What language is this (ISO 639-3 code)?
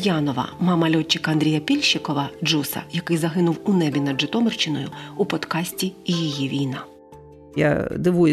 ukr